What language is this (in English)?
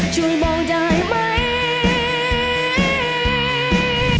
Thai